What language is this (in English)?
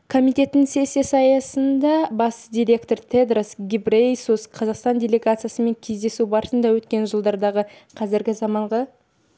Kazakh